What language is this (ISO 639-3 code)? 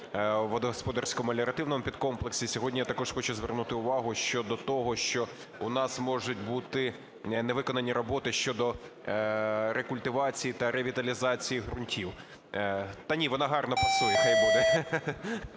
ukr